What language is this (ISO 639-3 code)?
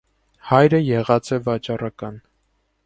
hye